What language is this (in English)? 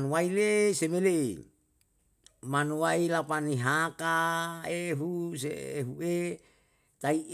Yalahatan